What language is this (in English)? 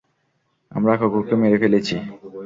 Bangla